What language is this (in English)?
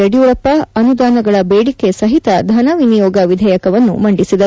Kannada